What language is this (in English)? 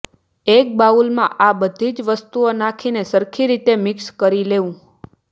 Gujarati